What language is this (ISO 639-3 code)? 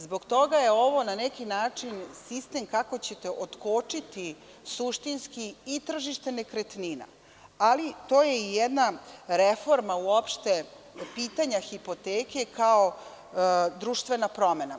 srp